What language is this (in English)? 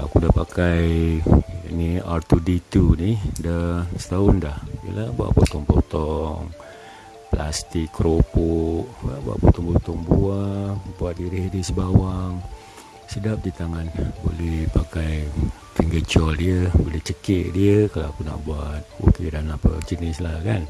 Malay